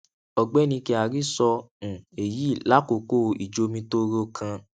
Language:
Yoruba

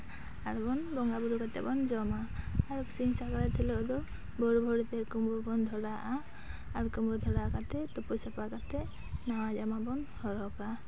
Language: Santali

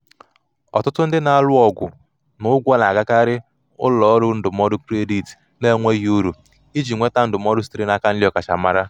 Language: Igbo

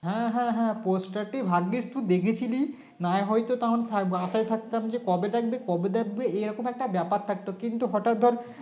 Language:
Bangla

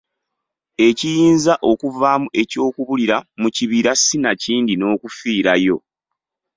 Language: Ganda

